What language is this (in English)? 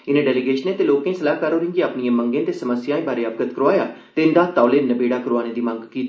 Dogri